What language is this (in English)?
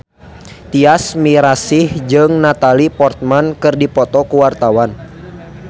Sundanese